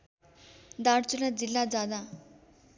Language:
Nepali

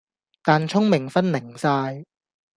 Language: Cantonese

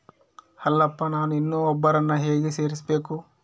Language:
Kannada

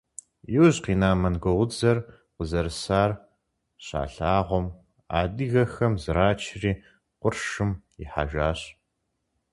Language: Kabardian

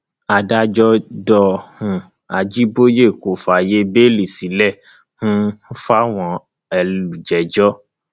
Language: Yoruba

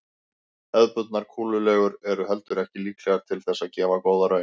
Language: Icelandic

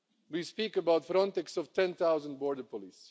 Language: English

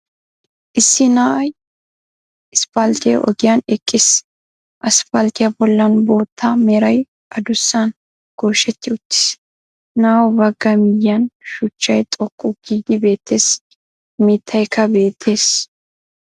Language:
Wolaytta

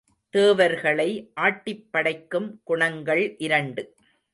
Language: Tamil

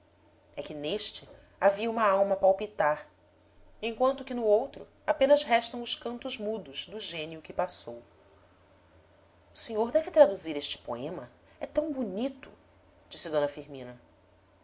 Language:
Portuguese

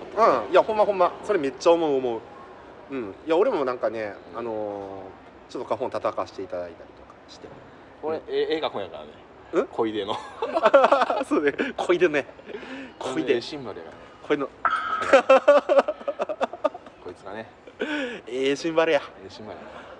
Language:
Japanese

